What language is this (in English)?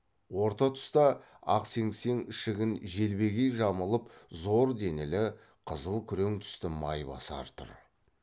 Kazakh